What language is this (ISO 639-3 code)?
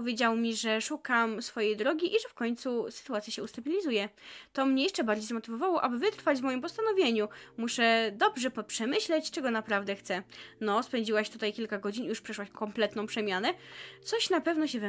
pol